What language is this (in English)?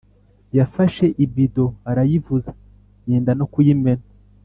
Kinyarwanda